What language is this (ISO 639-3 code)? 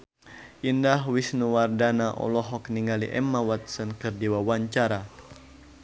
sun